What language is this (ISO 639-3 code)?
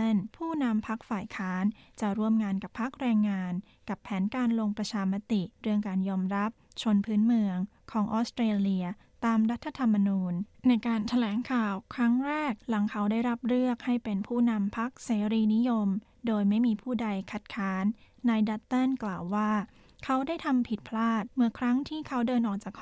tha